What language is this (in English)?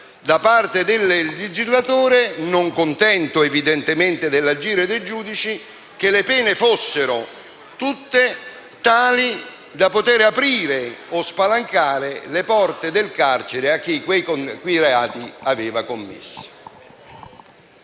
Italian